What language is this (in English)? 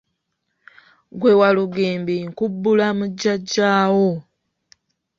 Ganda